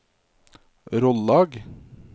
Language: Norwegian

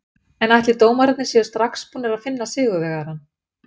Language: Icelandic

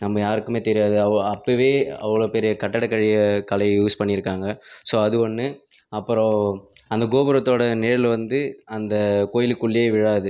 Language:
Tamil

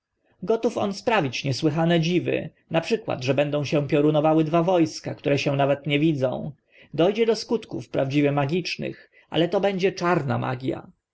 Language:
Polish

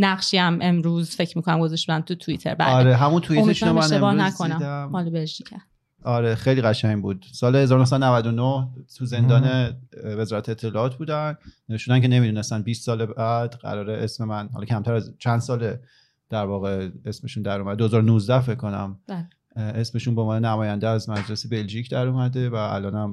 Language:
Persian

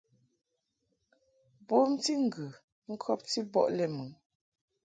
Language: Mungaka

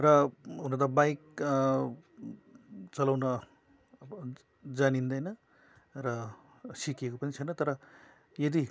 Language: Nepali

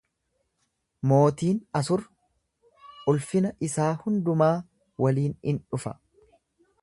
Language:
Oromo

